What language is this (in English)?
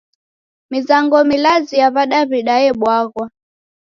Taita